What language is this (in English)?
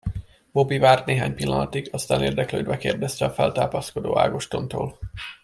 Hungarian